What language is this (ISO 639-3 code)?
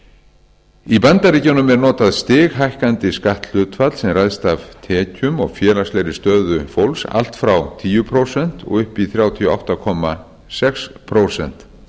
isl